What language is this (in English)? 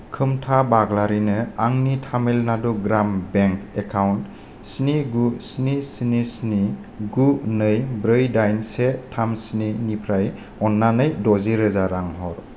Bodo